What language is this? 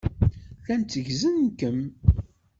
Kabyle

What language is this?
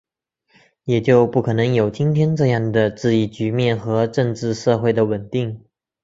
Chinese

